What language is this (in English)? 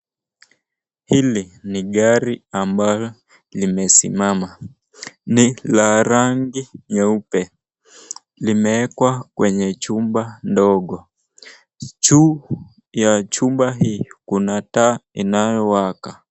Swahili